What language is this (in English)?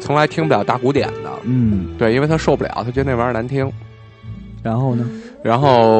Chinese